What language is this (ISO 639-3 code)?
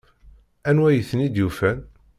kab